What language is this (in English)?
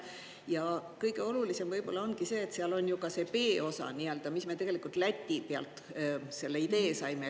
Estonian